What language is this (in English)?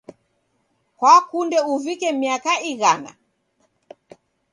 Taita